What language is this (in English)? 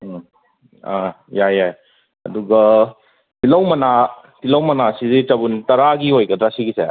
Manipuri